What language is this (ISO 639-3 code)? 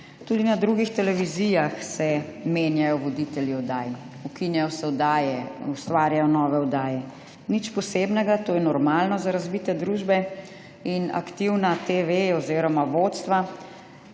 slv